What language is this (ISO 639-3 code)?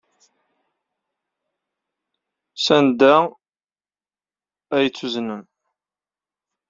kab